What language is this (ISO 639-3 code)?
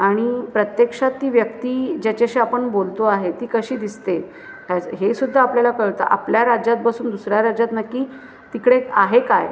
mar